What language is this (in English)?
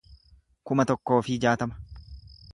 Oromo